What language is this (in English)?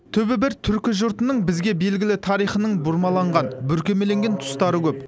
Kazakh